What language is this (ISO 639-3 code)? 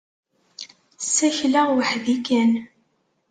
kab